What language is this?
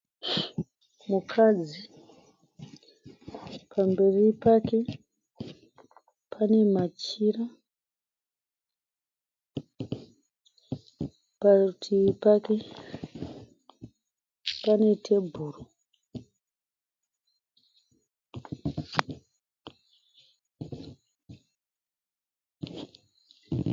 Shona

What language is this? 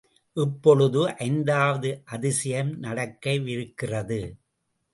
Tamil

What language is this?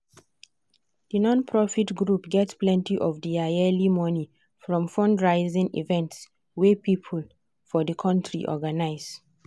Nigerian Pidgin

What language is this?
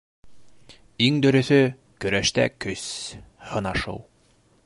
Bashkir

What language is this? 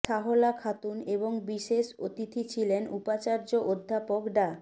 Bangla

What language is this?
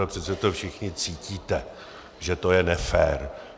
Czech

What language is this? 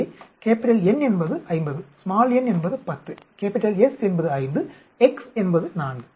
Tamil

